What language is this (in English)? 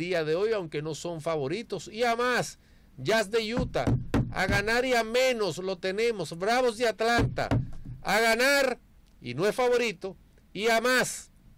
Spanish